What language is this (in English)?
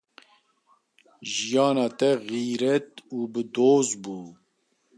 Kurdish